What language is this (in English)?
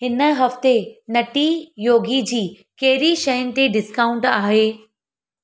Sindhi